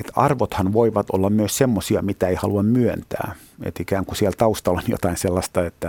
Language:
Finnish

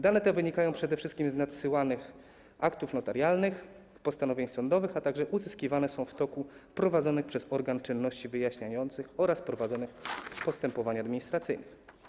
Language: Polish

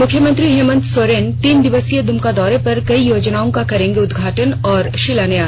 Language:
Hindi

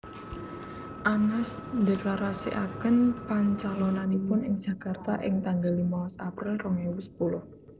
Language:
Javanese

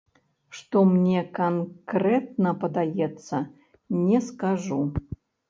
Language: Belarusian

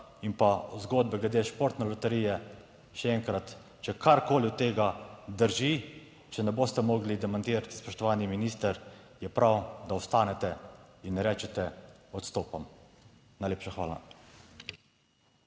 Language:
Slovenian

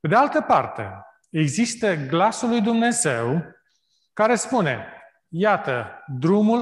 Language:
Romanian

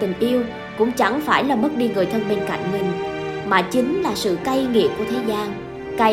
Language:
Vietnamese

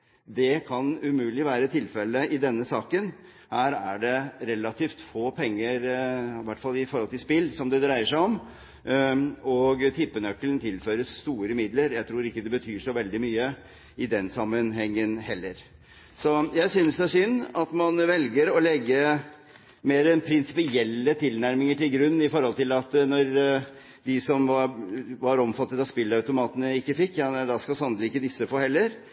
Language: Norwegian Bokmål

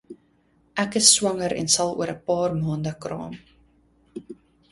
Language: Afrikaans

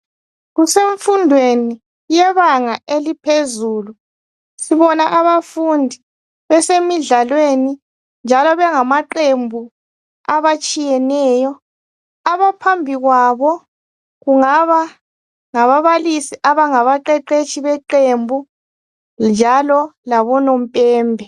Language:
North Ndebele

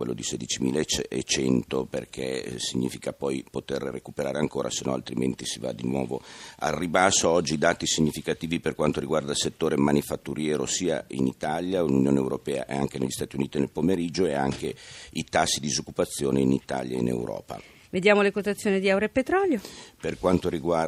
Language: Italian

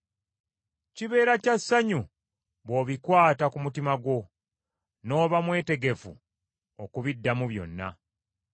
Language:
Ganda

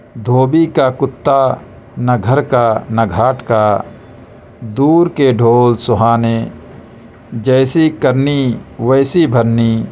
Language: Urdu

